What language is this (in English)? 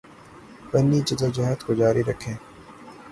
Urdu